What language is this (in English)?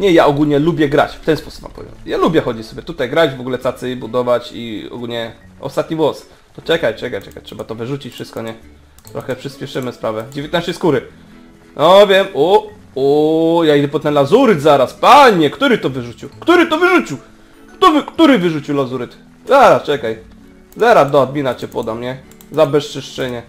Polish